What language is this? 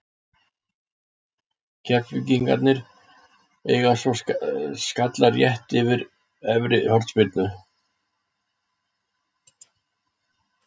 Icelandic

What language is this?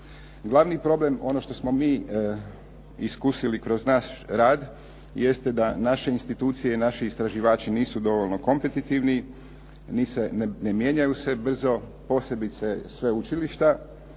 Croatian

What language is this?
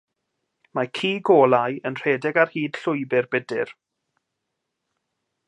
Welsh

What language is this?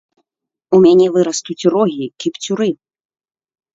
Belarusian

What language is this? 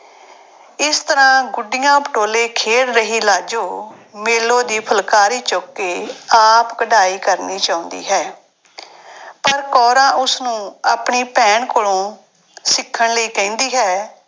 Punjabi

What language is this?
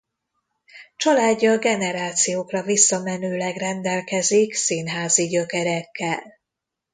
Hungarian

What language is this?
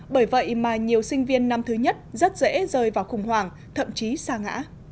Vietnamese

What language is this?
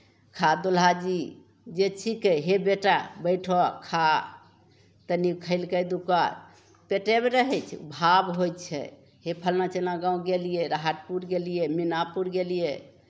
Maithili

